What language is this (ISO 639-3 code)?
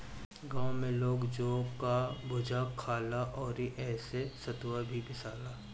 bho